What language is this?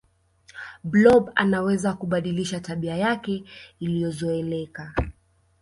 Swahili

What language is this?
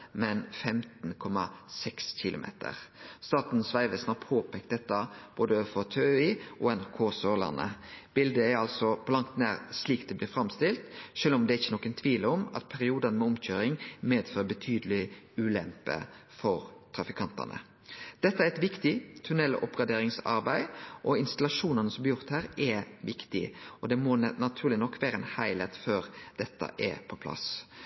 Norwegian Nynorsk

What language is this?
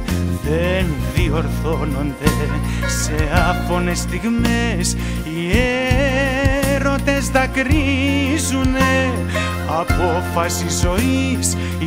Greek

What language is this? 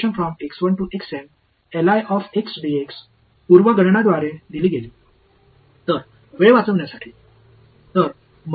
Tamil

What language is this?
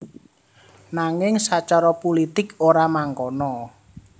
Javanese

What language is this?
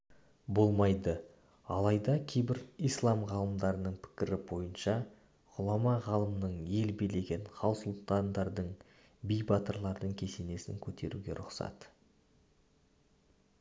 Kazakh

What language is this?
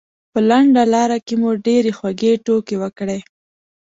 Pashto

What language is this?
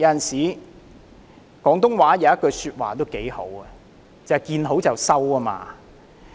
Cantonese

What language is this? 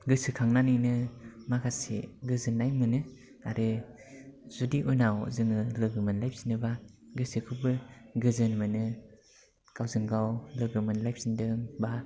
Bodo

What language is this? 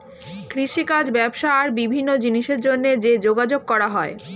Bangla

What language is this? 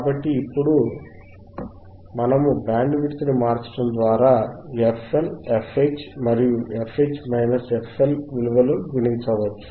Telugu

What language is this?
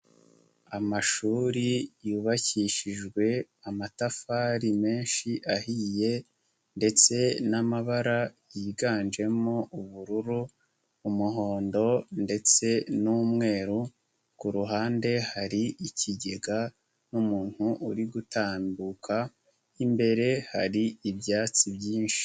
Kinyarwanda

